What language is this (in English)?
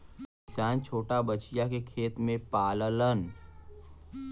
Bhojpuri